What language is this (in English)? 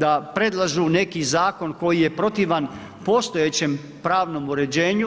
Croatian